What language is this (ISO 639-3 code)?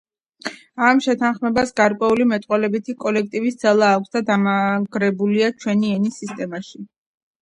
kat